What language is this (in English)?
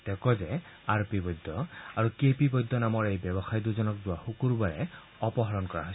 Assamese